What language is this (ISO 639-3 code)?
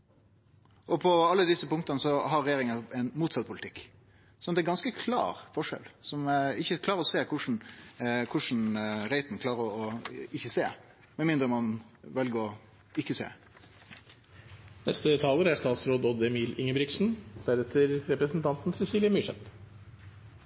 nno